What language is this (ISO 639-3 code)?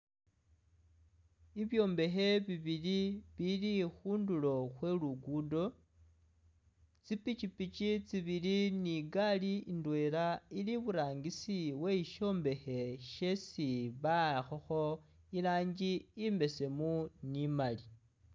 myx